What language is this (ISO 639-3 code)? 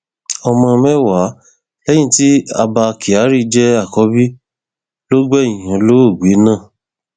yor